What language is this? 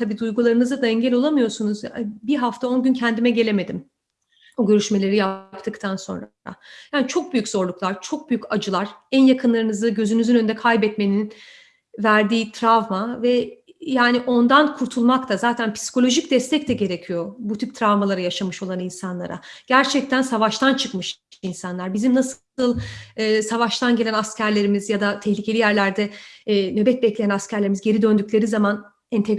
Turkish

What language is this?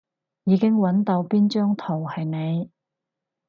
Cantonese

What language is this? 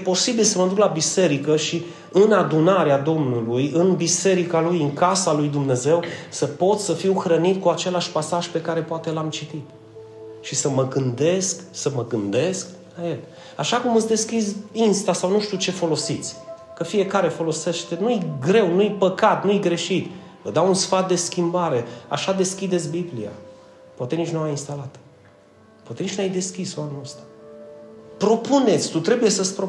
Romanian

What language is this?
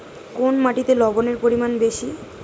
Bangla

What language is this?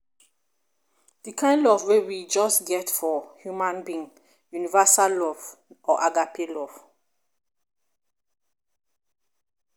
Nigerian Pidgin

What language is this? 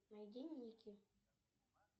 Russian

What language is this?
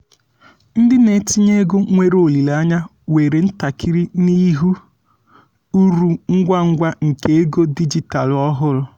Igbo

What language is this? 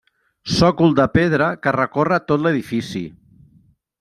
Catalan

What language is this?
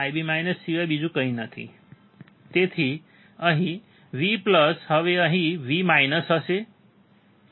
Gujarati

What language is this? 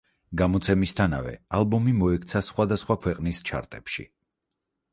Georgian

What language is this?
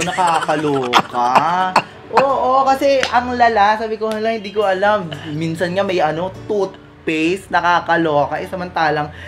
Filipino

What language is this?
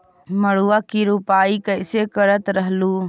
Magahi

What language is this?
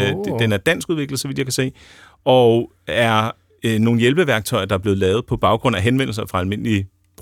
Danish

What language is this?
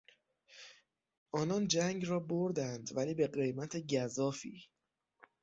Persian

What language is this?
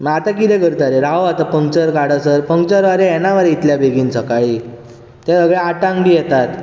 Konkani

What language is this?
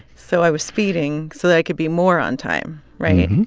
English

